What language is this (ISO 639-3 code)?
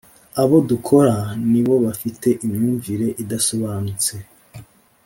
kin